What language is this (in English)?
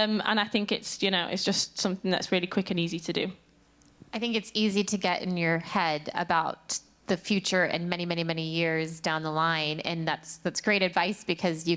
English